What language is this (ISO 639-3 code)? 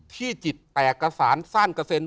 tha